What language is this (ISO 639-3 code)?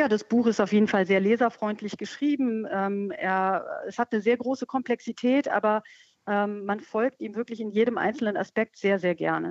deu